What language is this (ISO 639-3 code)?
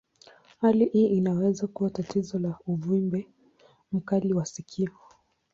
swa